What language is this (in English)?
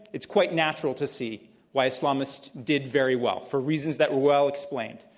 English